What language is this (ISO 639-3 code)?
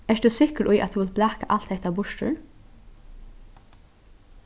fao